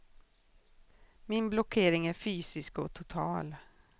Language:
Swedish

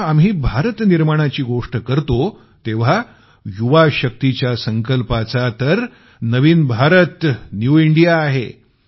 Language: Marathi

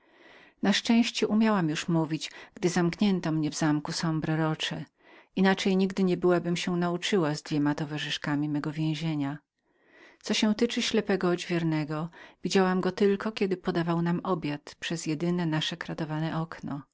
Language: Polish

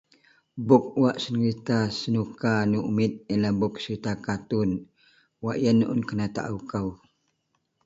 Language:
Central Melanau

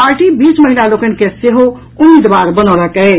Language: Maithili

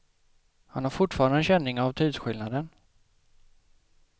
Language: Swedish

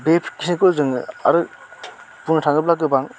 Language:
Bodo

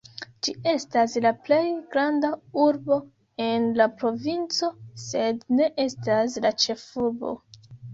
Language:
Esperanto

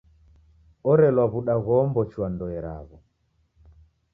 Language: Taita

